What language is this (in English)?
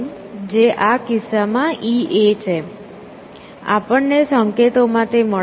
Gujarati